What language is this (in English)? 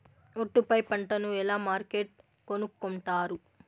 Telugu